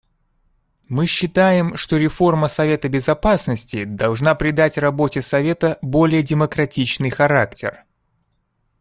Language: Russian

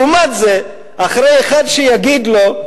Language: Hebrew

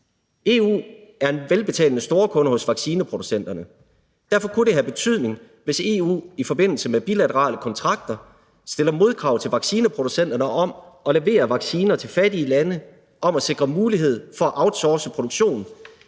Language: Danish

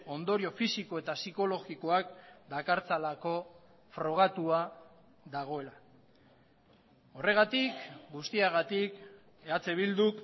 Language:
Basque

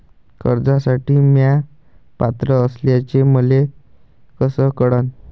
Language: Marathi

